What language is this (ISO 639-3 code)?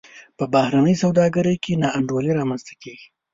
pus